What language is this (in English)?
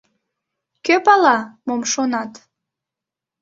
Mari